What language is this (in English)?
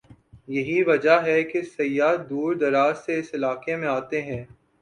Urdu